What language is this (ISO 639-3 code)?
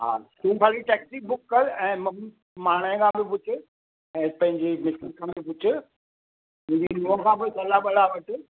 snd